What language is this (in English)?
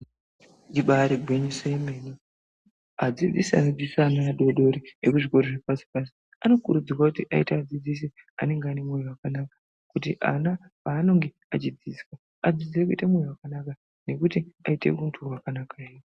Ndau